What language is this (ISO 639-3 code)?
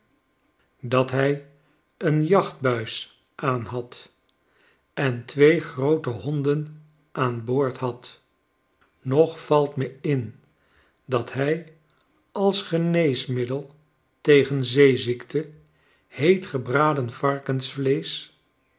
nld